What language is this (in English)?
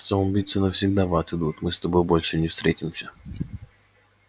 Russian